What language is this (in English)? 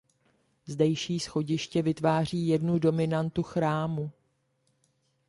Czech